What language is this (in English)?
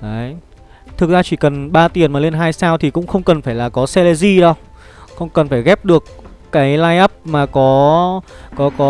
Vietnamese